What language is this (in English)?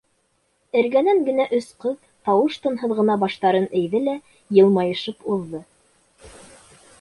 Bashkir